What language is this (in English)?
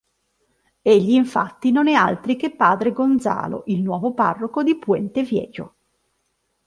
Italian